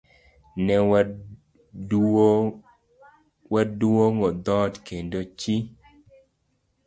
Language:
Luo (Kenya and Tanzania)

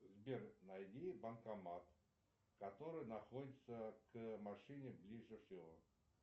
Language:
Russian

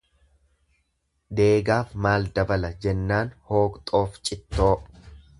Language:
Oromo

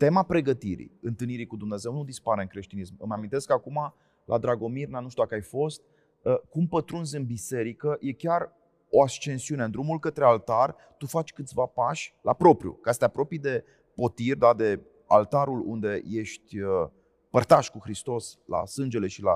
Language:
Romanian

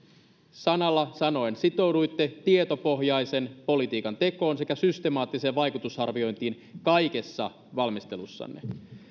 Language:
Finnish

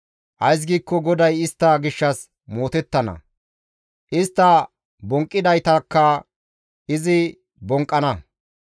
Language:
Gamo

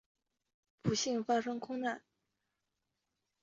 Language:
Chinese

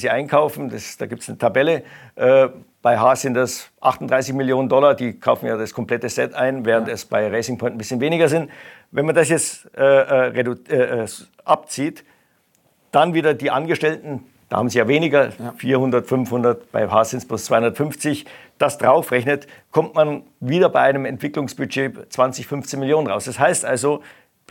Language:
German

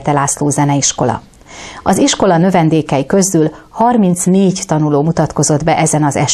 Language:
Hungarian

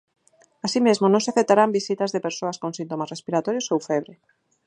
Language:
Galician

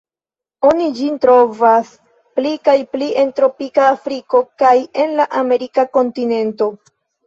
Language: Esperanto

